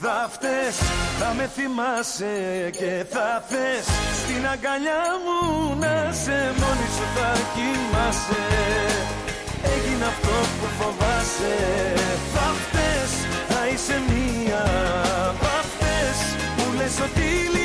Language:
Greek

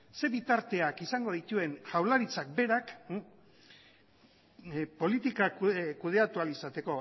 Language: Basque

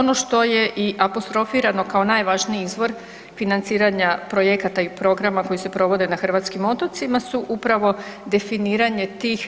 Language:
Croatian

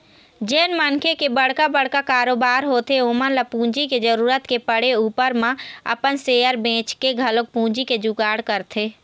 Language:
Chhattisgarhi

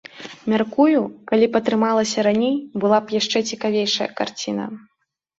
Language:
Belarusian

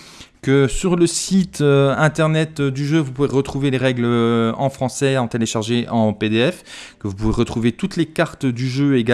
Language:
French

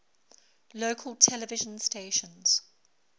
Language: English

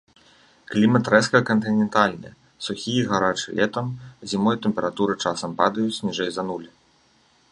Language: Belarusian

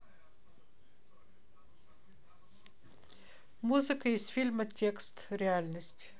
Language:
Russian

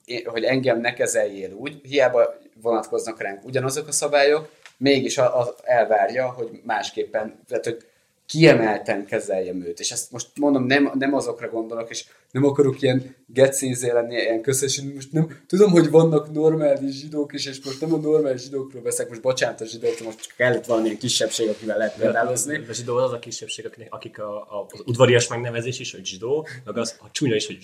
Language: Hungarian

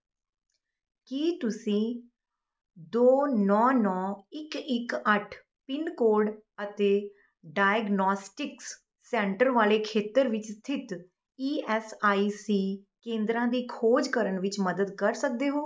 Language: Punjabi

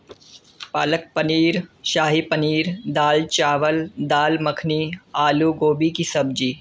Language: Urdu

